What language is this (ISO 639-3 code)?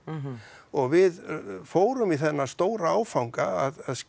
isl